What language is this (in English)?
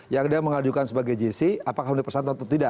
Indonesian